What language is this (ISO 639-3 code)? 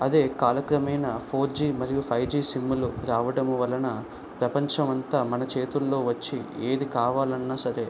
tel